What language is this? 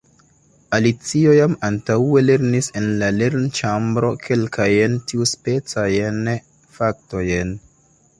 Esperanto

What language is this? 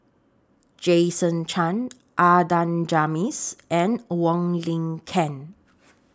English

